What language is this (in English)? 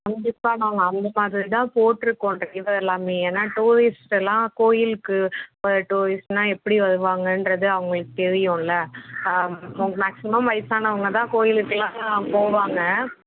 Tamil